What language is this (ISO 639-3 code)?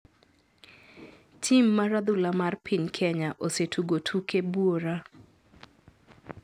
luo